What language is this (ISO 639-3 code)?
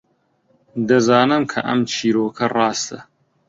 ckb